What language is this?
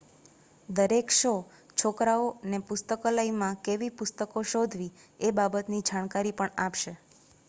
Gujarati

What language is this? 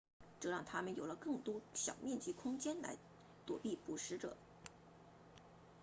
Chinese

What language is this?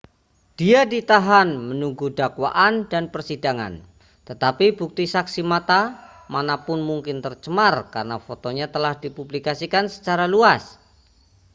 Indonesian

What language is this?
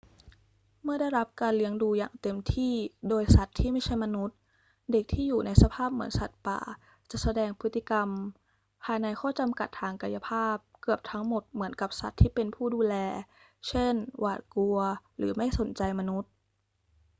Thai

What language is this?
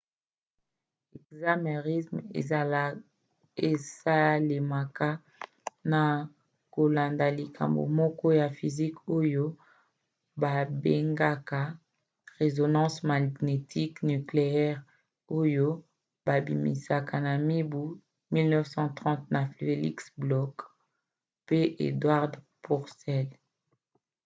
Lingala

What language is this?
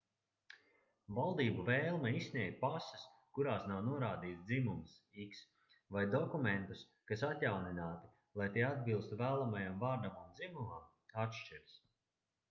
Latvian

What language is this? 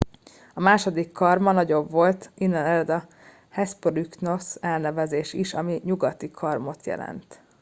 Hungarian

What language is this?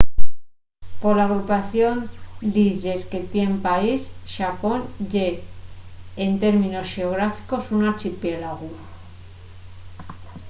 Asturian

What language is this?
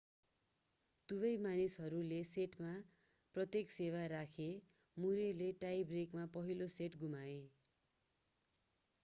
Nepali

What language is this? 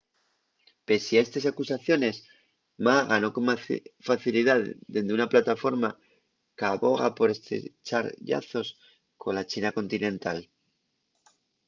Asturian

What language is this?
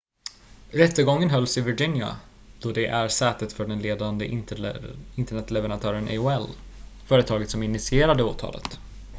Swedish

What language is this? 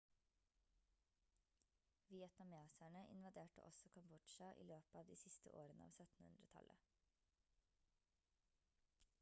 Norwegian Bokmål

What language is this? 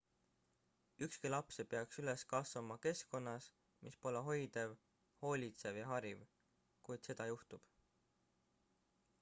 Estonian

